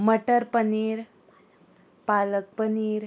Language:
Konkani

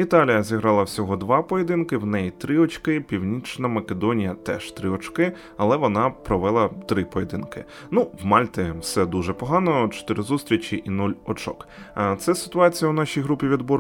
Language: Ukrainian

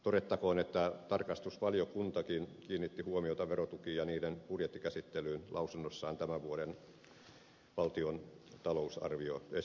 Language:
Finnish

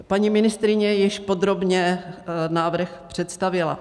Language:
Czech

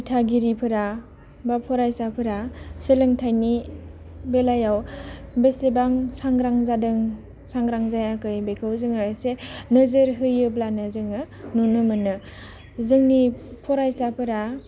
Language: Bodo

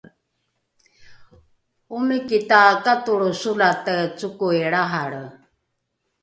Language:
Rukai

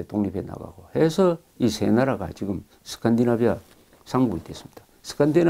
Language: Korean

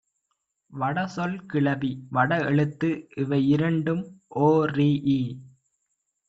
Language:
Tamil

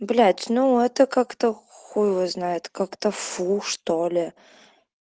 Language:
Russian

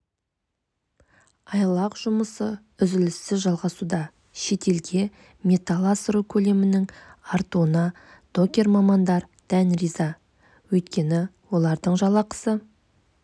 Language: Kazakh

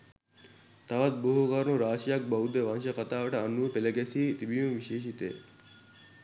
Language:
Sinhala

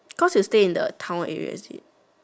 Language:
English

